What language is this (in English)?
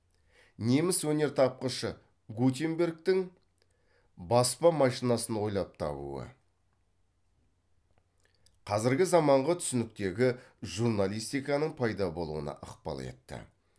Kazakh